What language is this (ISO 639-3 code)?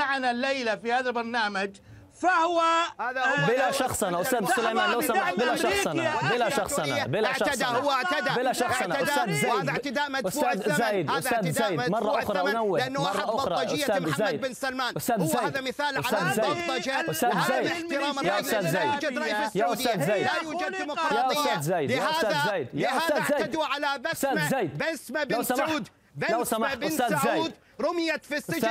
ara